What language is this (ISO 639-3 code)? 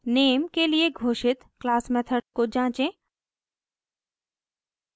hin